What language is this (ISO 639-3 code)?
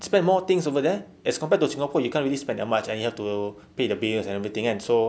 eng